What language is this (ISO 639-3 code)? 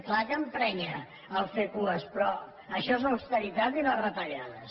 cat